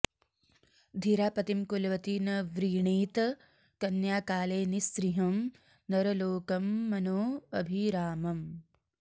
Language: Sanskrit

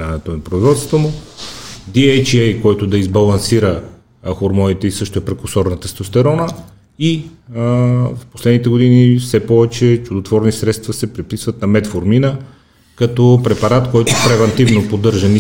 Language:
Bulgarian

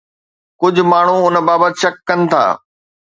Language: Sindhi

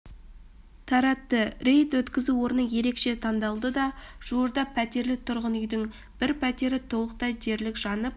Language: Kazakh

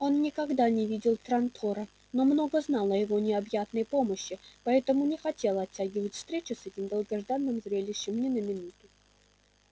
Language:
Russian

